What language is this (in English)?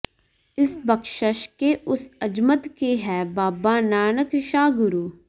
Punjabi